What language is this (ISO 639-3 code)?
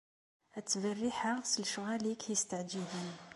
kab